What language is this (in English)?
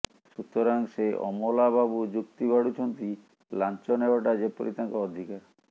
Odia